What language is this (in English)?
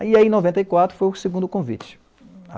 Portuguese